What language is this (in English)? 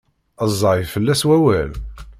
Kabyle